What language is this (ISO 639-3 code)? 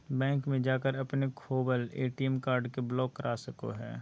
mag